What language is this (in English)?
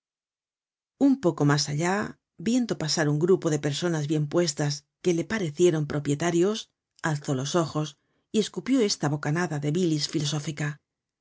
Spanish